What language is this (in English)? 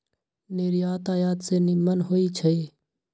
Magahi